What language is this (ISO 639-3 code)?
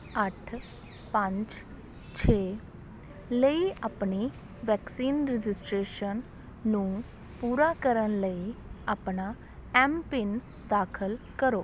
pan